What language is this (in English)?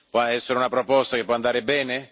Italian